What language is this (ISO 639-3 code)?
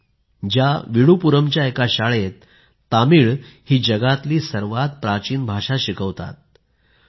mar